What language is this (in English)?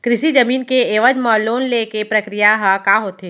Chhattisgarhi